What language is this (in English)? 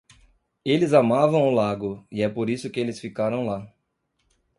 Portuguese